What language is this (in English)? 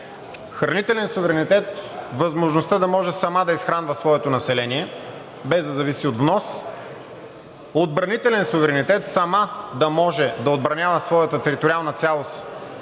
Bulgarian